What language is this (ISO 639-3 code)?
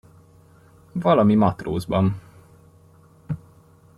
hun